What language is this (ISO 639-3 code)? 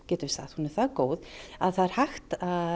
isl